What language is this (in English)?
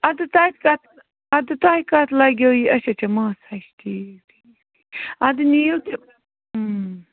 Kashmiri